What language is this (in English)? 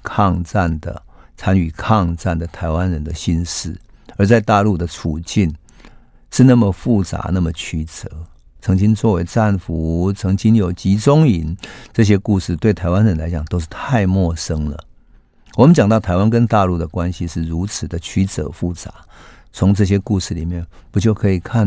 Chinese